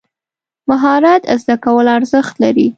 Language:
Pashto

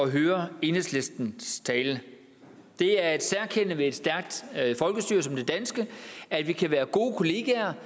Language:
Danish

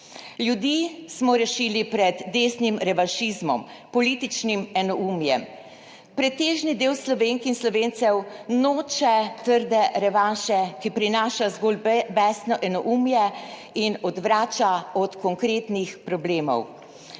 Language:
Slovenian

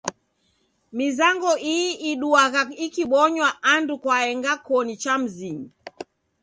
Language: Taita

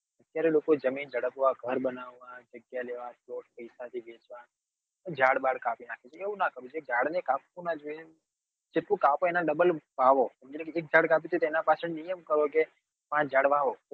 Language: Gujarati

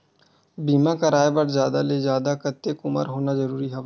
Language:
Chhattisgarhi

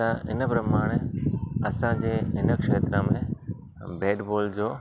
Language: Sindhi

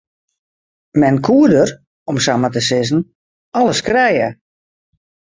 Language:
Western Frisian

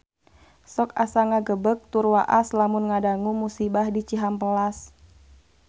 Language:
Sundanese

